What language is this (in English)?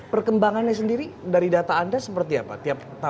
Indonesian